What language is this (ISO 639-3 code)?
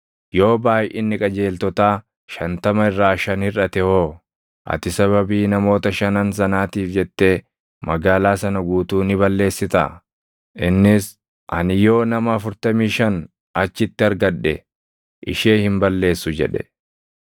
orm